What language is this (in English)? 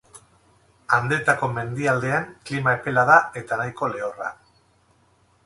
Basque